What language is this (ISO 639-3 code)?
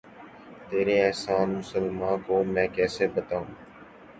urd